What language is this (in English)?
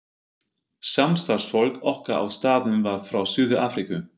Icelandic